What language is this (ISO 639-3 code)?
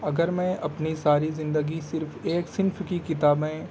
urd